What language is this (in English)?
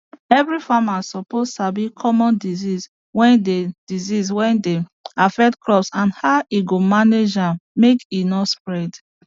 Nigerian Pidgin